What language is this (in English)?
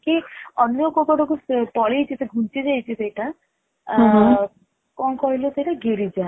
Odia